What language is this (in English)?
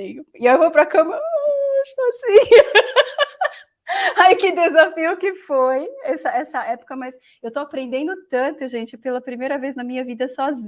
Portuguese